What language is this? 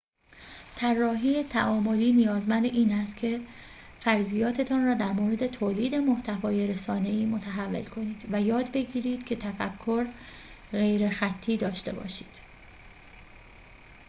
Persian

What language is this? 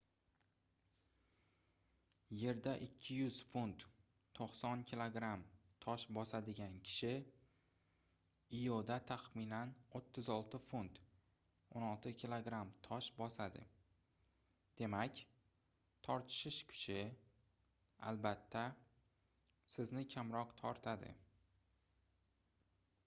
Uzbek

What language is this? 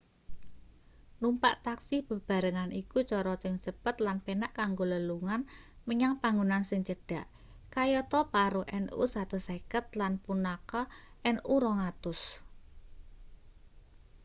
Javanese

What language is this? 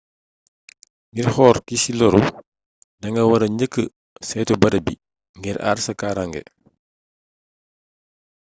Wolof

